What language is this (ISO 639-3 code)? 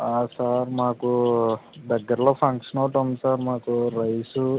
tel